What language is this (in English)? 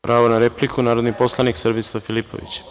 Serbian